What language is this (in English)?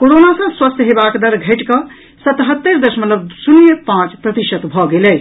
Maithili